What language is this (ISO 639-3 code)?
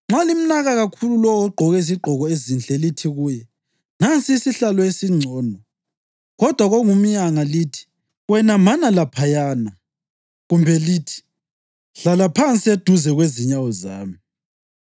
nde